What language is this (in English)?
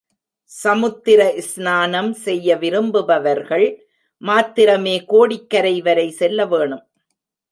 Tamil